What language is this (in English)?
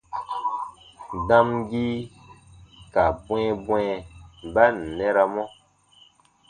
Baatonum